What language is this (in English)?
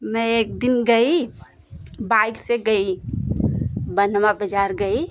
Hindi